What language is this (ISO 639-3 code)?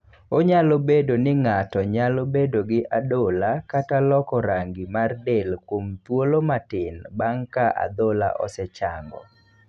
luo